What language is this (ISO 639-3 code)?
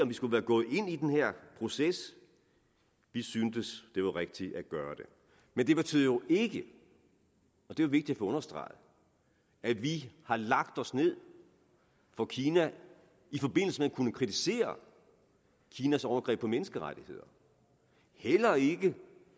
dan